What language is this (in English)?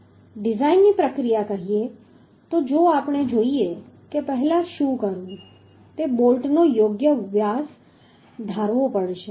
Gujarati